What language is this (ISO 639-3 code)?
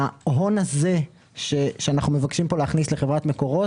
heb